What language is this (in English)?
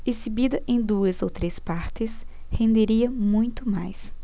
Portuguese